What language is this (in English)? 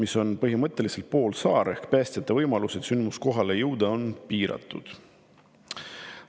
Estonian